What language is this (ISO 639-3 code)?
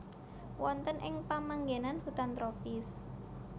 jav